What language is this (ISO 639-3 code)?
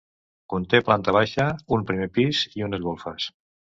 cat